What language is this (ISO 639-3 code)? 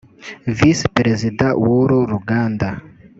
kin